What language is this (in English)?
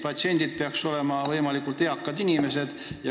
Estonian